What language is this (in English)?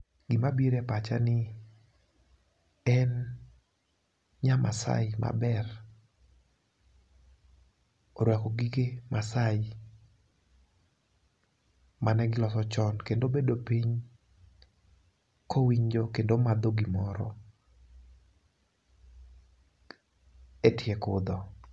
Luo (Kenya and Tanzania)